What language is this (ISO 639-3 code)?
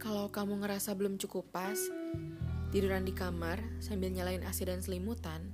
ind